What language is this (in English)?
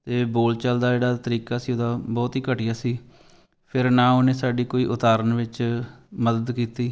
Punjabi